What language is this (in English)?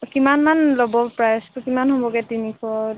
Assamese